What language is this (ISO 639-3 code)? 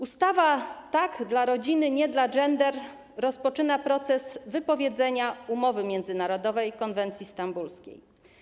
pol